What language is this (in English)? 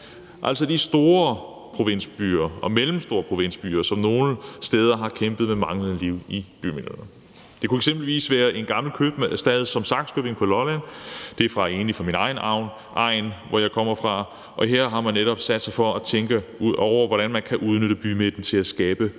Danish